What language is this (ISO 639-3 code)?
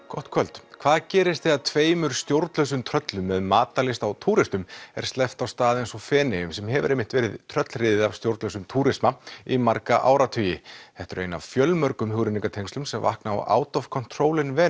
isl